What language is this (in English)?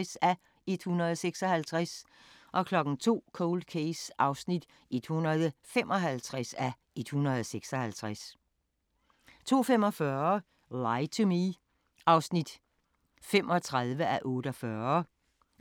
Danish